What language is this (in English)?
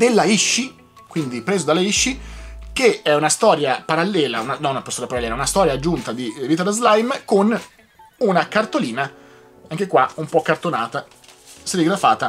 Italian